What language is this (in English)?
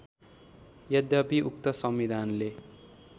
Nepali